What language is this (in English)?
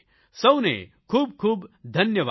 Gujarati